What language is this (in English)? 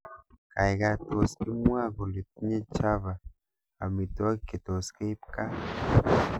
Kalenjin